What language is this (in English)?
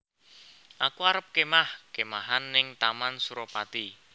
Javanese